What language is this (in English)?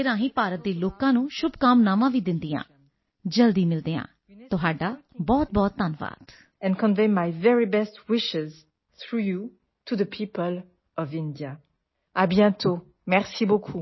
Punjabi